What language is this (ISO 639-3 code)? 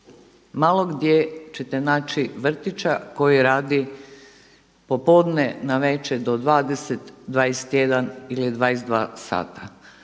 hrv